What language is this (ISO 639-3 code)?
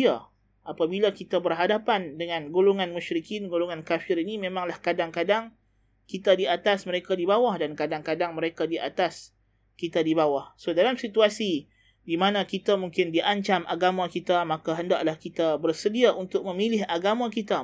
msa